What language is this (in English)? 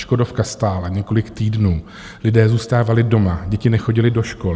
Czech